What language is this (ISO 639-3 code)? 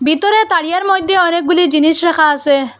ben